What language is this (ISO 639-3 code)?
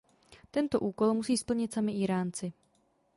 ces